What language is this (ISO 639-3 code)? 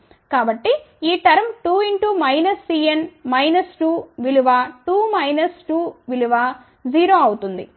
tel